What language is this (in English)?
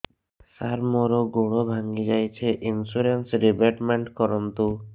Odia